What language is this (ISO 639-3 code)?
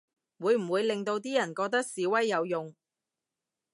yue